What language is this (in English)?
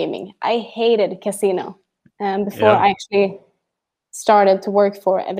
English